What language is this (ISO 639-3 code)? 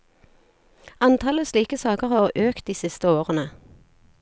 nor